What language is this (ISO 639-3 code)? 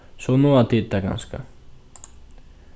fao